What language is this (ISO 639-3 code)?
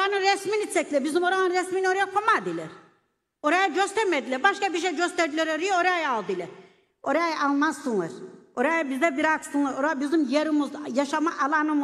tur